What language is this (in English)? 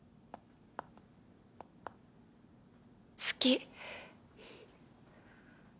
Japanese